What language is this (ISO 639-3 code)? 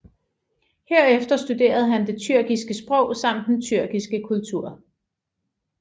dan